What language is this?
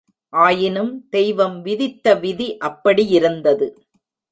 Tamil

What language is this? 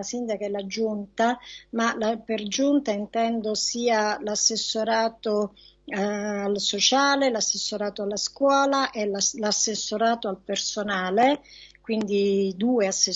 Italian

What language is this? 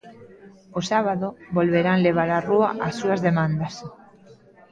Galician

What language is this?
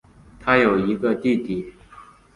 Chinese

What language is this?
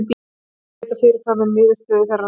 Icelandic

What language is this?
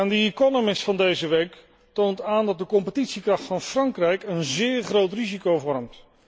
Dutch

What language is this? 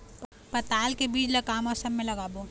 Chhattisgarhi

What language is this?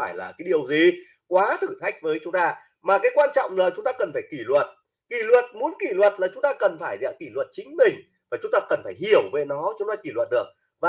Vietnamese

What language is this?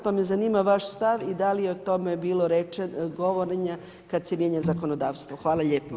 Croatian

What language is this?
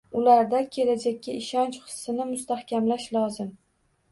Uzbek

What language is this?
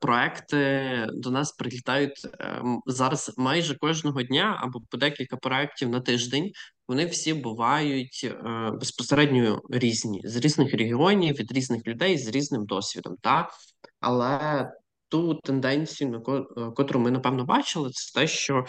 Ukrainian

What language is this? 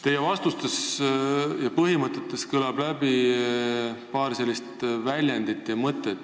Estonian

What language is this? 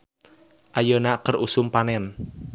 Sundanese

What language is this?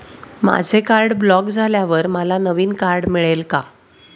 Marathi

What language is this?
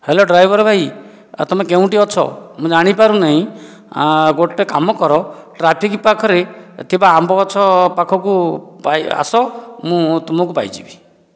Odia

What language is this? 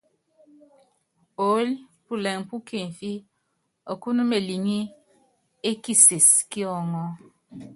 Yangben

